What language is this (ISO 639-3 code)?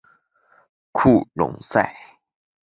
zho